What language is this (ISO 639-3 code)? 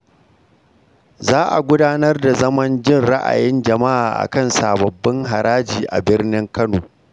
hau